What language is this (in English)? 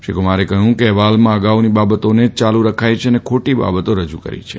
Gujarati